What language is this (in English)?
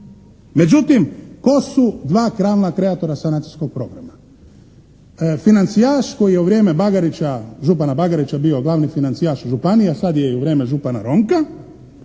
Croatian